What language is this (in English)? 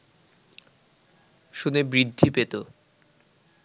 Bangla